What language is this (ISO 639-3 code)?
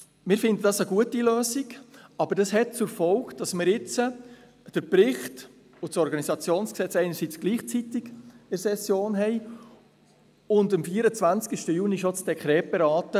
gsw